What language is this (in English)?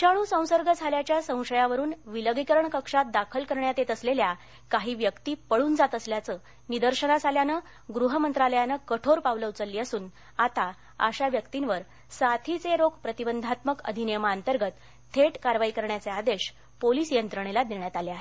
Marathi